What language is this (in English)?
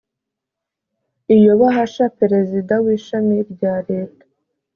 Kinyarwanda